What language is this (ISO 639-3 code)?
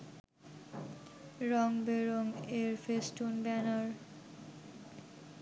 ben